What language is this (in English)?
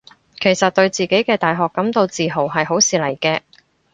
Cantonese